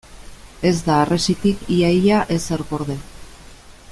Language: Basque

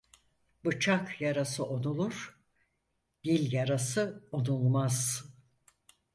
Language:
Turkish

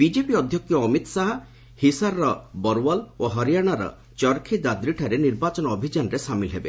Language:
Odia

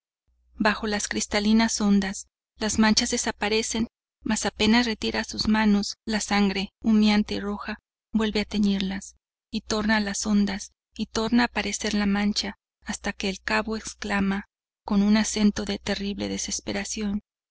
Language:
Spanish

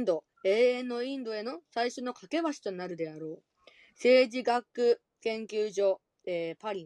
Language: Japanese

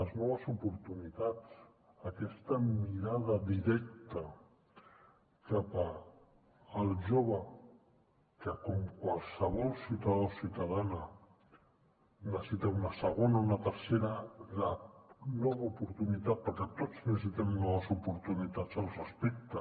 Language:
Catalan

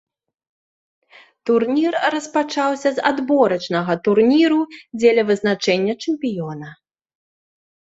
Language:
Belarusian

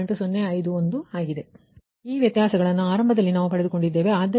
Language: Kannada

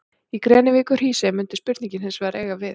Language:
Icelandic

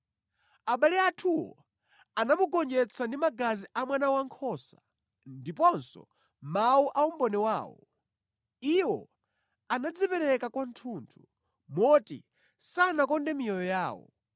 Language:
Nyanja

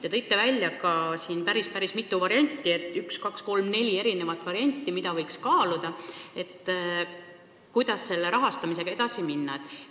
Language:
Estonian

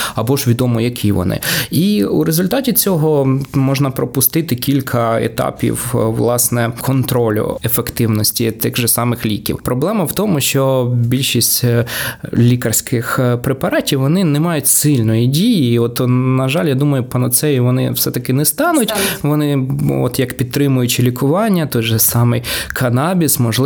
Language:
Ukrainian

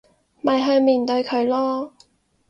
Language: Cantonese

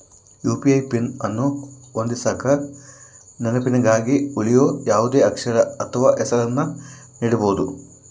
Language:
Kannada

